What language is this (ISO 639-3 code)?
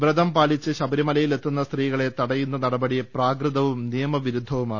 mal